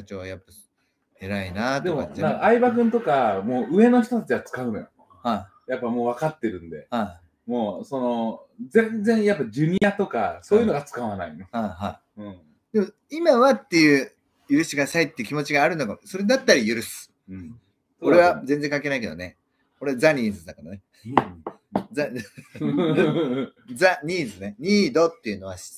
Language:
Japanese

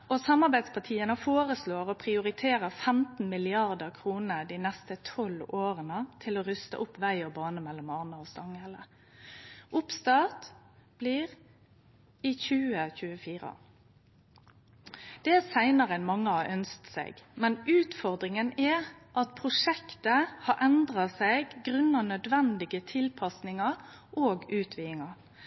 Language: Norwegian Nynorsk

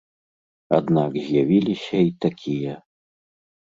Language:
Belarusian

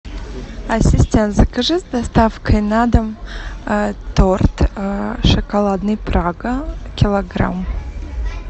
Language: Russian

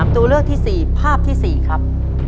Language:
Thai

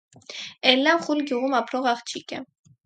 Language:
Armenian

